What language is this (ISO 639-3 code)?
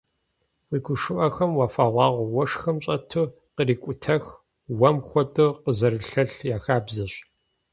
kbd